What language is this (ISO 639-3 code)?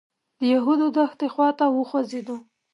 pus